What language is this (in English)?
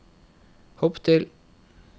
Norwegian